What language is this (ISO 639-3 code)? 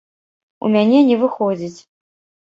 bel